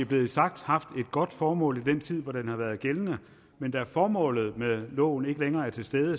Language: Danish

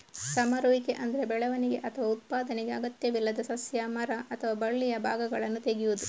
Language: Kannada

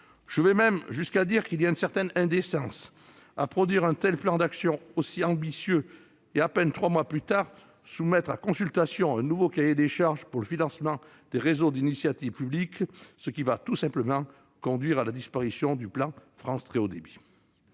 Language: French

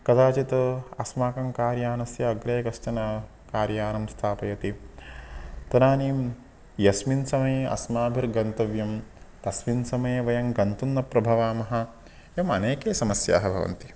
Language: Sanskrit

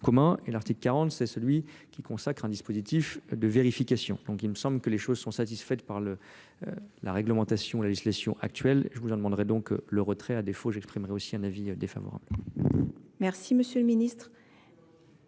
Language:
French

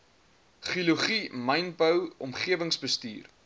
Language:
Afrikaans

